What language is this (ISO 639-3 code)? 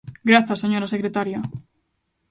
glg